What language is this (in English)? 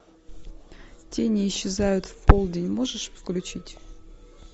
Russian